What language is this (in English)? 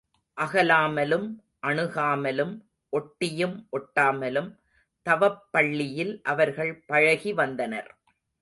Tamil